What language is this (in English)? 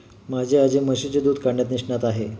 Marathi